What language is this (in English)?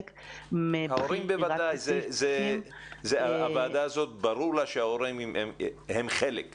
Hebrew